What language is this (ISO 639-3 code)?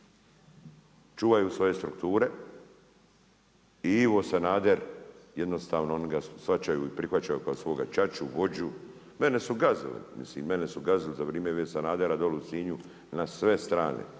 hrv